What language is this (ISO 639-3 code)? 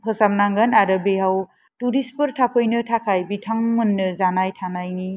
brx